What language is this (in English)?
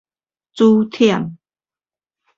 Min Nan Chinese